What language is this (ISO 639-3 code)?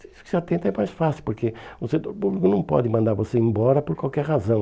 por